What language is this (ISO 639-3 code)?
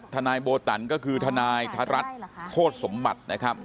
tha